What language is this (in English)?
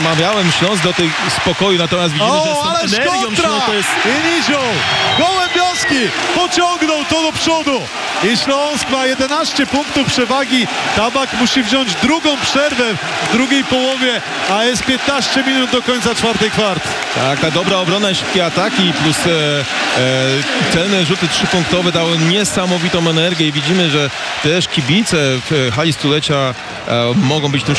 Polish